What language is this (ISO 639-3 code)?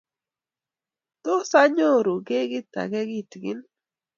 kln